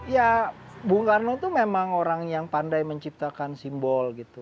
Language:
Indonesian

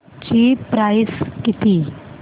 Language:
Marathi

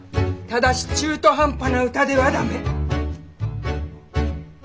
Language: Japanese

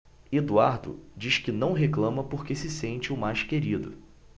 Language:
Portuguese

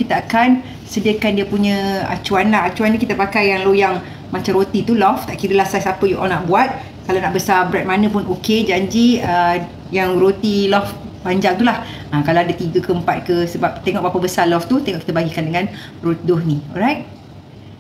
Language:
Malay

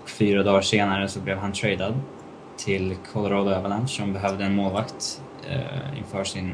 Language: Swedish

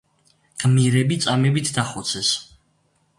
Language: Georgian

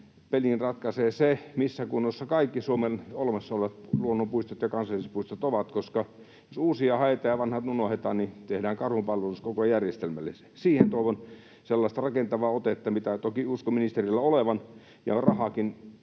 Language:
Finnish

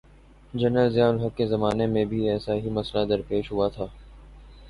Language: Urdu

